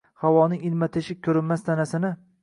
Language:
Uzbek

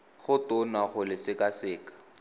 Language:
Tswana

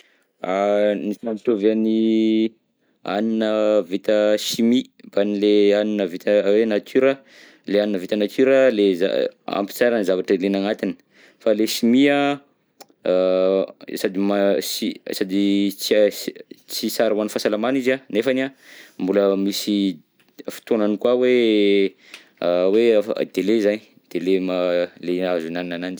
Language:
Southern Betsimisaraka Malagasy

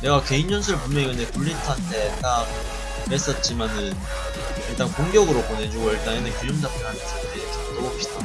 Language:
Korean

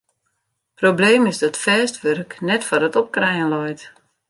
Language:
Western Frisian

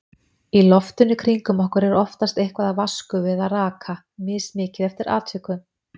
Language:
Icelandic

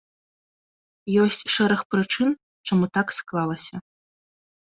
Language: Belarusian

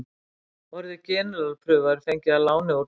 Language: Icelandic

